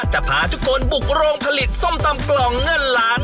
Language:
Thai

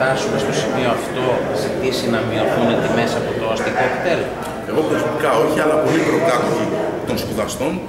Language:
Greek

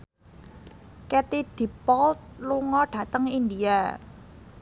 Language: Javanese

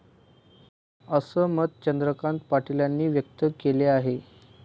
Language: Marathi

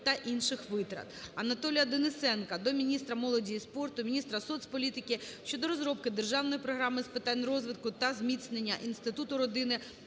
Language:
Ukrainian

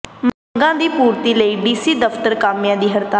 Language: Punjabi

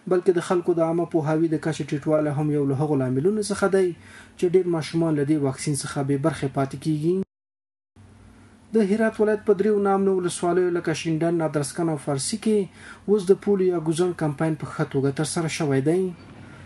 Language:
French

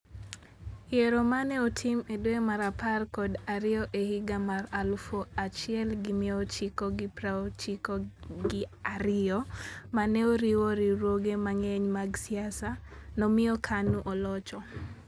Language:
Luo (Kenya and Tanzania)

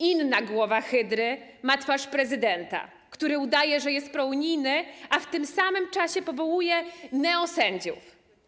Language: Polish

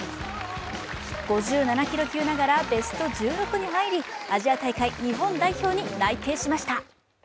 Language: Japanese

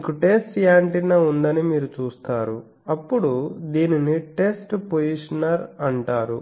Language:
Telugu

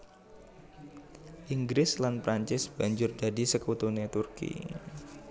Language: Javanese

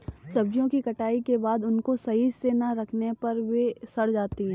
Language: Hindi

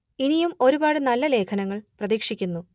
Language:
Malayalam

